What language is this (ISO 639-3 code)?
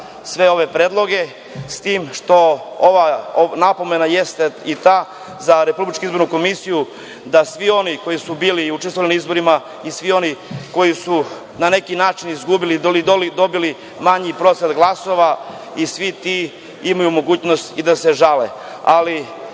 srp